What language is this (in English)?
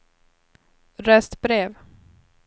Swedish